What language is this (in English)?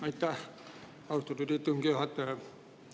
Estonian